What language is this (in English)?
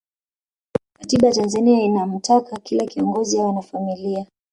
Swahili